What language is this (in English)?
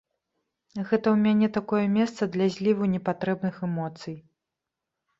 Belarusian